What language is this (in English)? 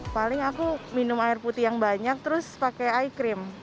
Indonesian